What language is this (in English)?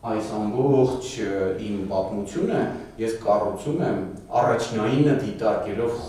Romanian